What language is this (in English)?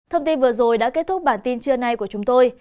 Vietnamese